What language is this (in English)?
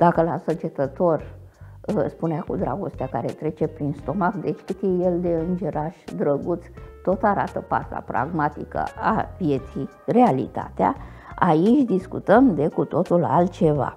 Romanian